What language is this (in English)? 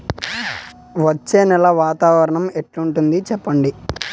Telugu